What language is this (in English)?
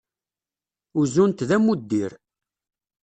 Kabyle